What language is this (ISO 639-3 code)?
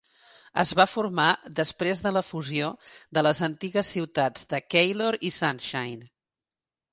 cat